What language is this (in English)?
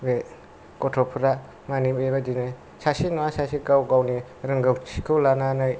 Bodo